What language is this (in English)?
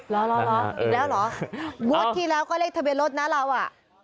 Thai